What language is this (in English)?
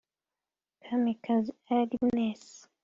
Kinyarwanda